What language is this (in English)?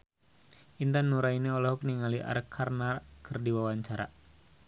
Sundanese